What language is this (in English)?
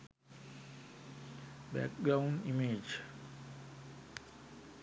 Sinhala